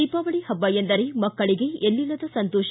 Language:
Kannada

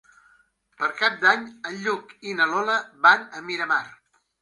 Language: Catalan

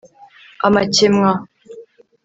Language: Kinyarwanda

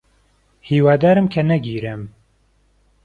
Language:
Central Kurdish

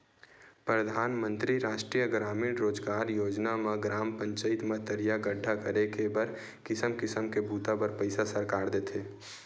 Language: Chhattisgarhi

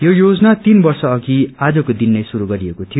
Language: Nepali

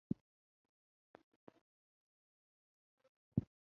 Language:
Chinese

